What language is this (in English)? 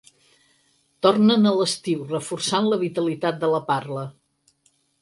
Catalan